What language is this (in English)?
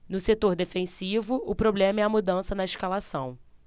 Portuguese